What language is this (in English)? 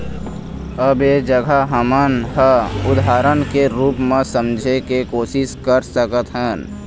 Chhattisgarhi